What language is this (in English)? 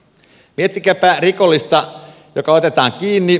Finnish